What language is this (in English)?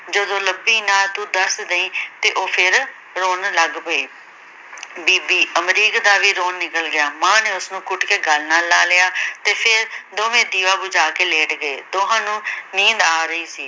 Punjabi